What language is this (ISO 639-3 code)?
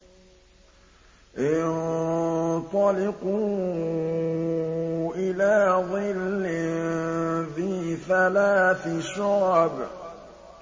ara